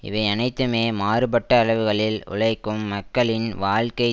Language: Tamil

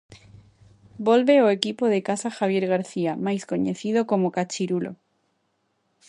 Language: Galician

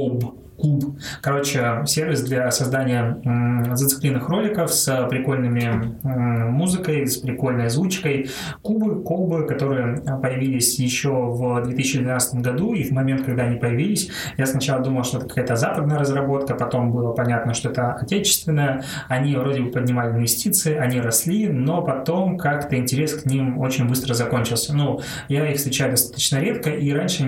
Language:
Russian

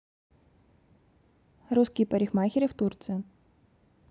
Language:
Russian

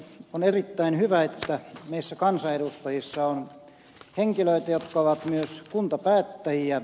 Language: Finnish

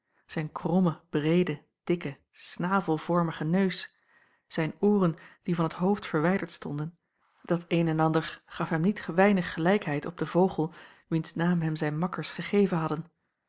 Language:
Dutch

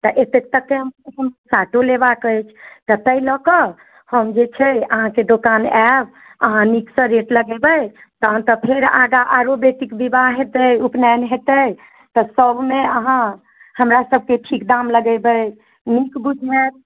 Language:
Maithili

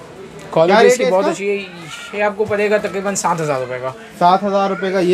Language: Hindi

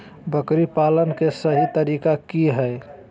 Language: Magahi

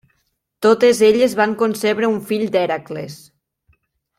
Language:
Catalan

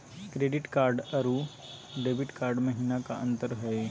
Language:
Magahi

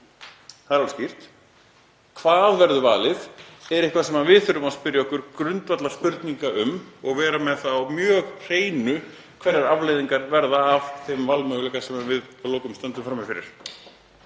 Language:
Icelandic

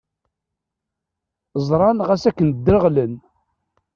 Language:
Kabyle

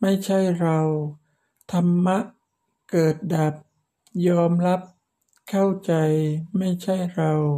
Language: Thai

